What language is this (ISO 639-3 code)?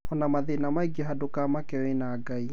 kik